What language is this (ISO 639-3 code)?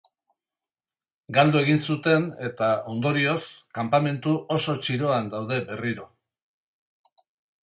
eus